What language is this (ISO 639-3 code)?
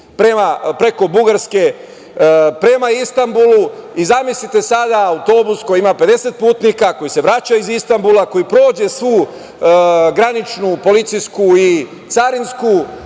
srp